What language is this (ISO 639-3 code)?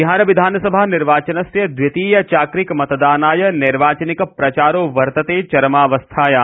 san